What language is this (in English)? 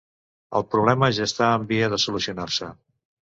Catalan